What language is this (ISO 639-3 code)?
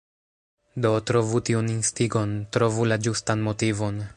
epo